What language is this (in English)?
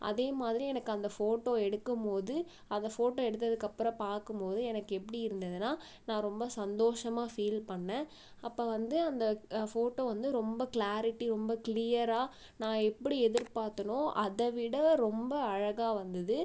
Tamil